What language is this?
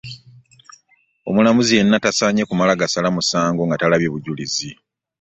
Ganda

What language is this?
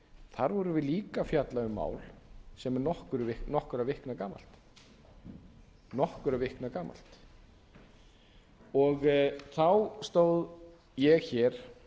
Icelandic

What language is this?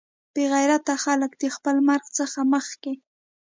Pashto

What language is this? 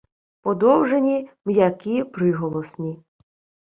Ukrainian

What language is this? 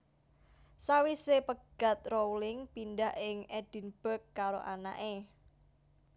Javanese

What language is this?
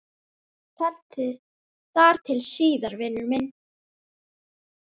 Icelandic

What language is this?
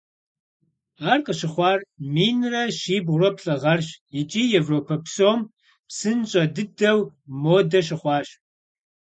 Kabardian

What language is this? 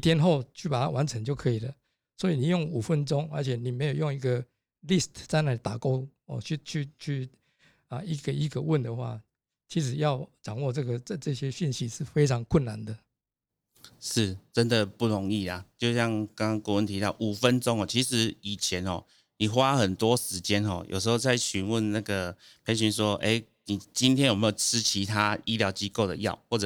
Chinese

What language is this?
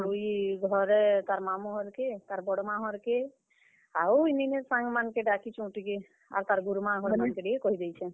Odia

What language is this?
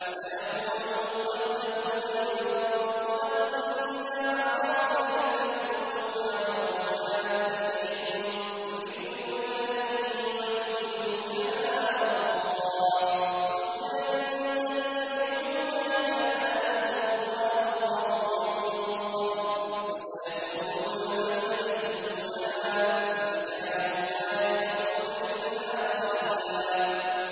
Arabic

